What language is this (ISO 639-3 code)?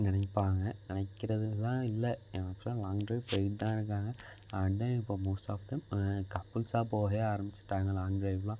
tam